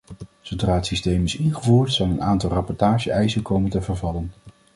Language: Dutch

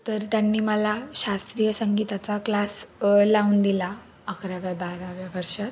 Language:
Marathi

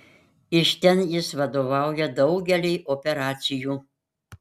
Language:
Lithuanian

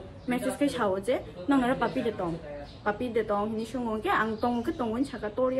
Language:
Indonesian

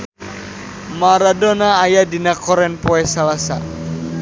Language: Sundanese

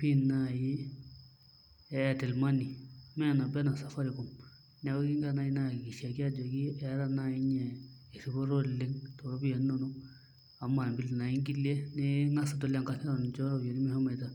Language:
Masai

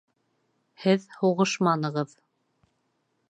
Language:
Bashkir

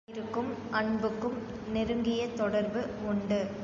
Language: Tamil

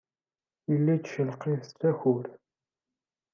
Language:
Kabyle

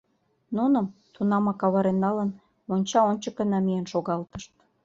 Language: Mari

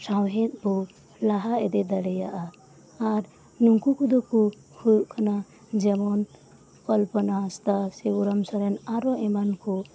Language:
Santali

